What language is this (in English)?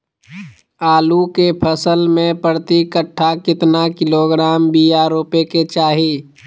Magahi